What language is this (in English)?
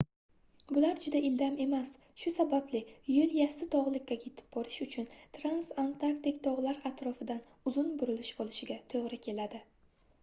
Uzbek